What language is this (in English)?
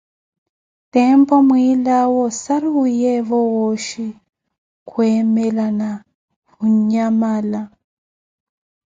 Koti